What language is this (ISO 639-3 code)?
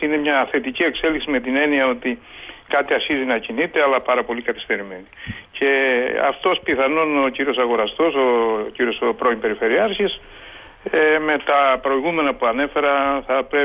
ell